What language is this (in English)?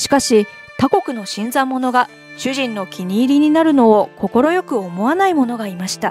Japanese